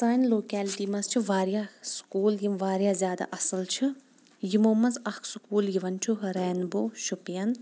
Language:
Kashmiri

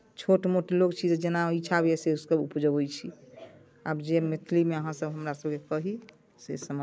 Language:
Maithili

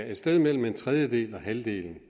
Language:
Danish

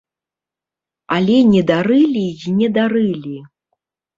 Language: Belarusian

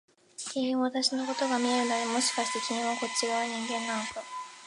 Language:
Japanese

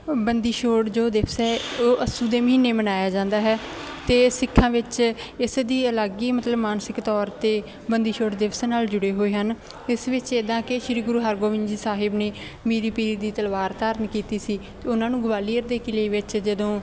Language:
Punjabi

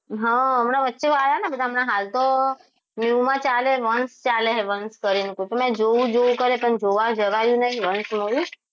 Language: Gujarati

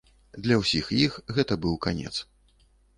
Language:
Belarusian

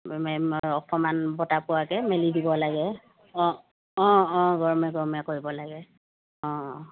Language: Assamese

